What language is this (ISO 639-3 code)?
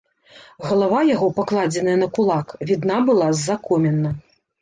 bel